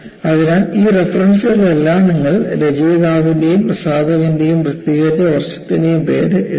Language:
Malayalam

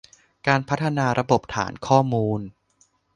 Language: Thai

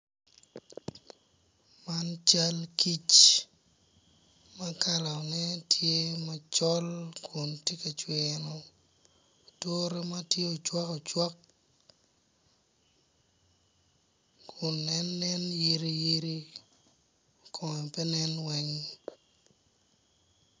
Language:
Acoli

